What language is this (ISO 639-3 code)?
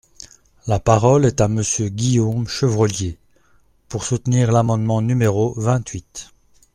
fra